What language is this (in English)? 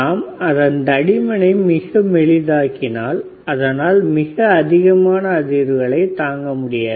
Tamil